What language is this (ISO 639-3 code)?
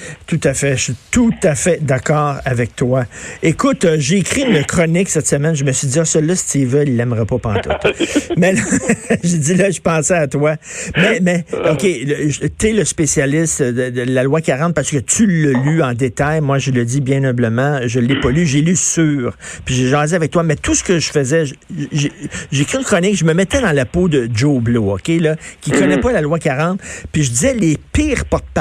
fra